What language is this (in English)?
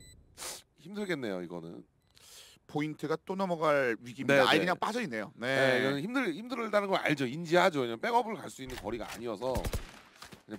Korean